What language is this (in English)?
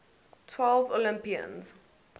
English